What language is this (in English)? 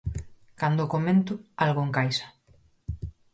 Galician